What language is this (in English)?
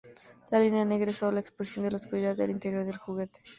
Spanish